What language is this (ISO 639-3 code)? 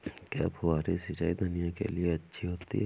hin